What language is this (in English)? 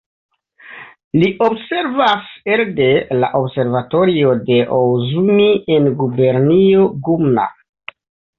Esperanto